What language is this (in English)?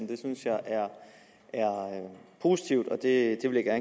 Danish